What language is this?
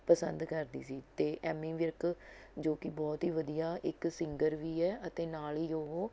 Punjabi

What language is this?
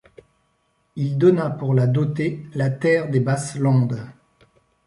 French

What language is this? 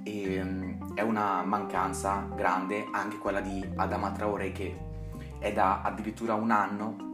Italian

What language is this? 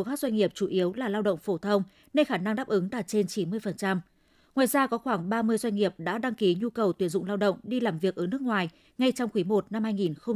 Vietnamese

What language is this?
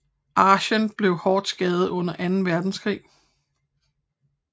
Danish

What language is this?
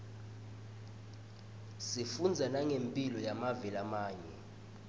Swati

